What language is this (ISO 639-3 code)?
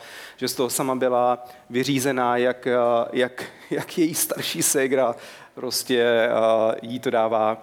ces